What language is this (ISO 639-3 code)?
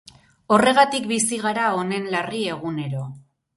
eus